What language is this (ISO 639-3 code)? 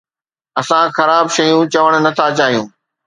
snd